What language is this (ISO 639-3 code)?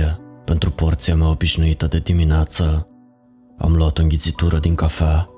ron